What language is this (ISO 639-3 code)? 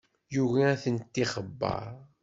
kab